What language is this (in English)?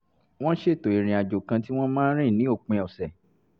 Yoruba